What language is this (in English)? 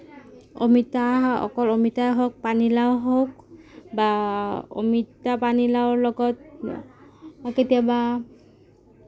Assamese